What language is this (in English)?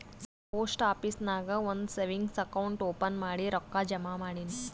Kannada